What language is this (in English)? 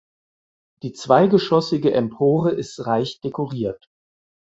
German